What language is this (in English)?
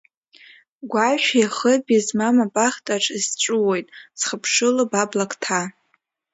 Abkhazian